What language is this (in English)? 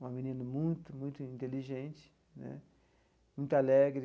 Portuguese